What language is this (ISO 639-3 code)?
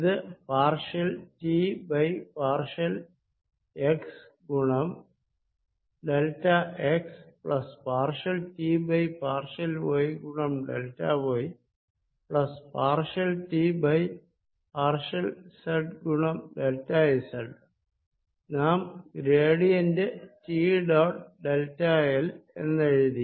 mal